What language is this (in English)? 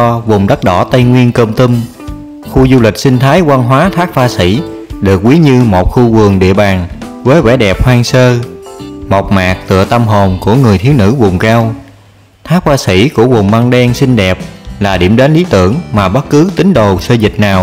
Vietnamese